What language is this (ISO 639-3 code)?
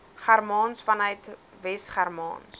afr